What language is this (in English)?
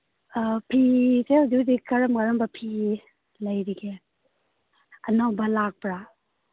Manipuri